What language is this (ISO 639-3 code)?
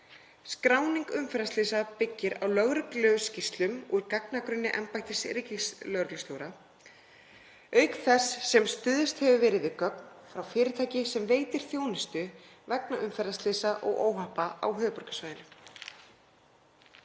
isl